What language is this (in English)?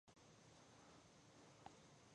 Pashto